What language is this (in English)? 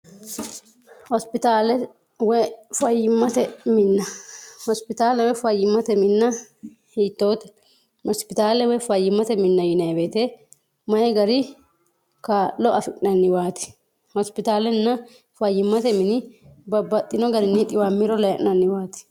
Sidamo